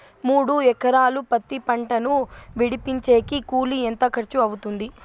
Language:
Telugu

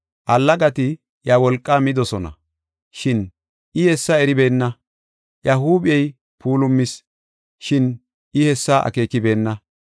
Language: Gofa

